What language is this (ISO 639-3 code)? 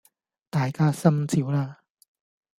yue